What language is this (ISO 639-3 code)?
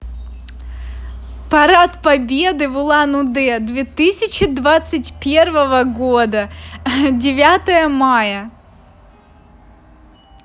rus